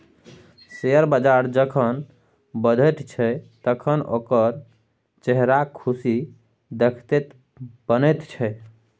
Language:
Maithili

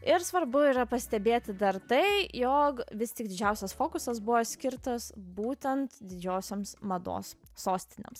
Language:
Lithuanian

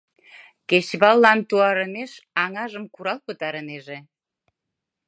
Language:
Mari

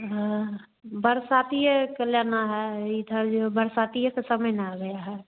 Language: Hindi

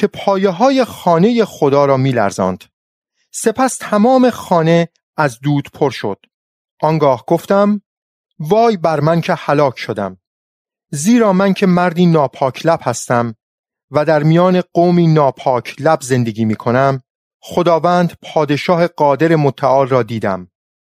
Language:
Persian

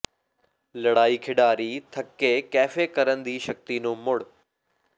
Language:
Punjabi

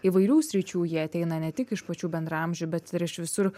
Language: Lithuanian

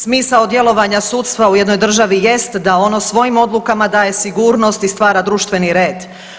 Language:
Croatian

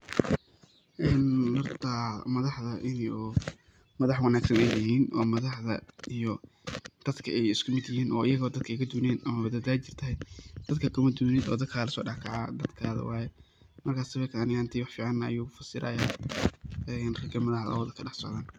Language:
Somali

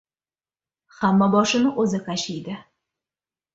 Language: Uzbek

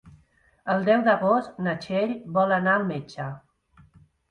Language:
Catalan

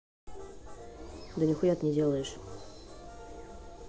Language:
Russian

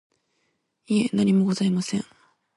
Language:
Japanese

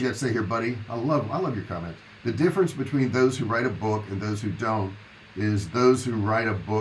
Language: English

